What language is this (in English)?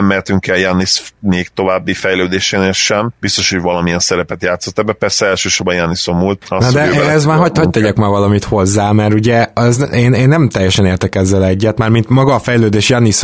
Hungarian